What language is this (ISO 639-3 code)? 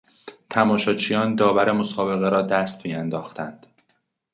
fas